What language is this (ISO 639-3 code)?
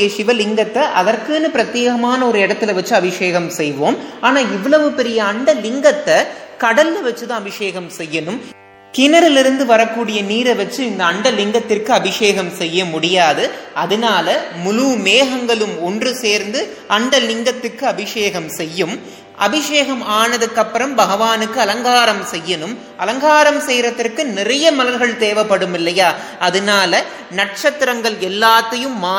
tam